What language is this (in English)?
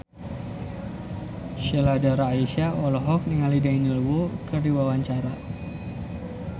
Sundanese